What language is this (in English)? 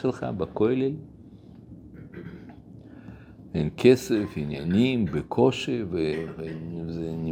Hebrew